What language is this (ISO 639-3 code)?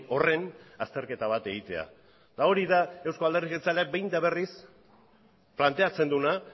eus